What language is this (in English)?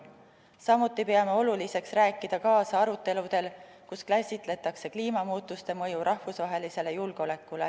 Estonian